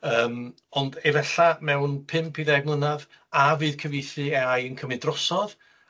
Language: Welsh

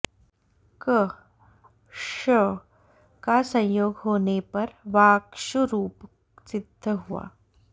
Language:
Sanskrit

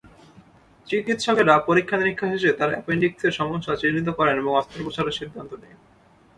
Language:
Bangla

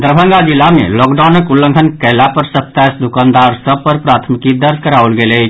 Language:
Maithili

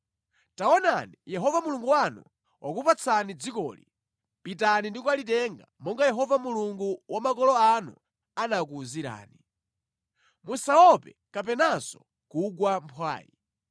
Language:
Nyanja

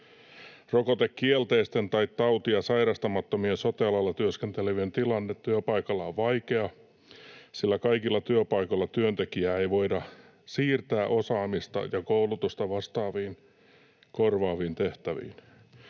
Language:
Finnish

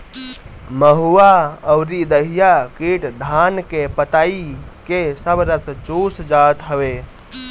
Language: Bhojpuri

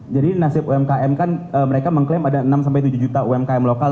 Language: Indonesian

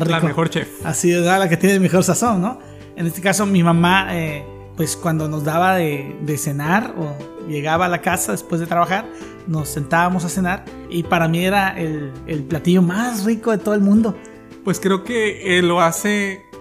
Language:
Spanish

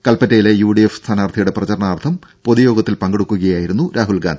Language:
Malayalam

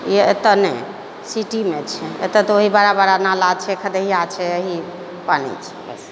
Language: Maithili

